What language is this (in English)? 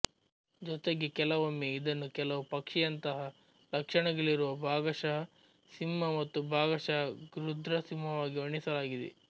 Kannada